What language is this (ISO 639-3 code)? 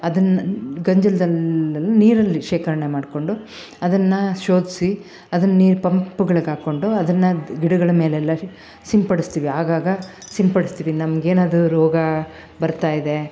kan